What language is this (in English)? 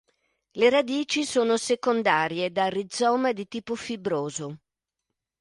Italian